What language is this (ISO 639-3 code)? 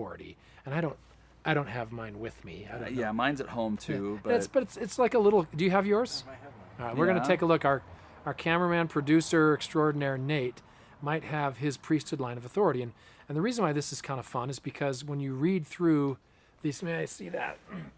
eng